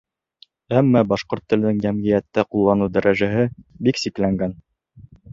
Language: Bashkir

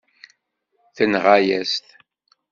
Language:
Kabyle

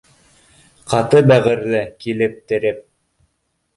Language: Bashkir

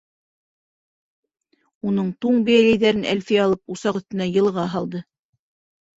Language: Bashkir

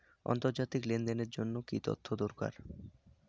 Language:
Bangla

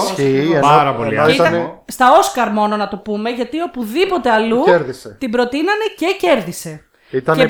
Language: Greek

